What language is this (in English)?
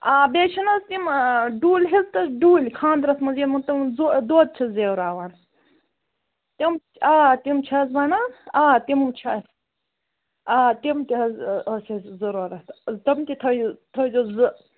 Kashmiri